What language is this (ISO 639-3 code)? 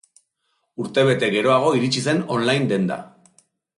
eus